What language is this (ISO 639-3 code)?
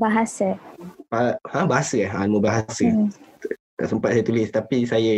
msa